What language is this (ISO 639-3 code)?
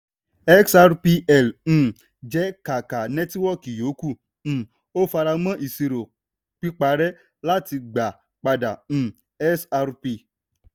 yor